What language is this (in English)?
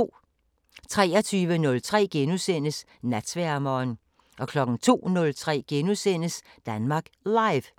Danish